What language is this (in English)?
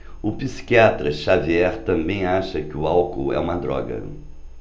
Portuguese